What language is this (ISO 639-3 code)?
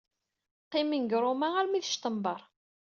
kab